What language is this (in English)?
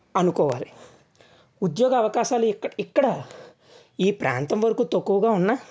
Telugu